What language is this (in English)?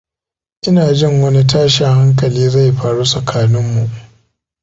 Hausa